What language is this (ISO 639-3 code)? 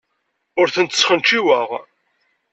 kab